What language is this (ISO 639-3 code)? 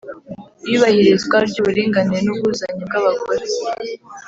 kin